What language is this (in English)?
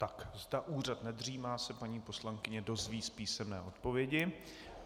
Czech